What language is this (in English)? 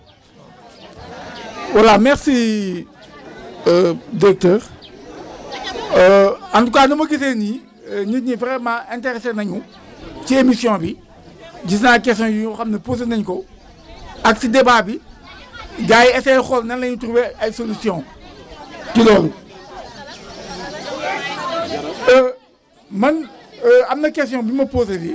Wolof